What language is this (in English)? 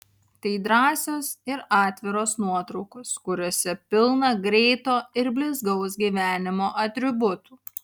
Lithuanian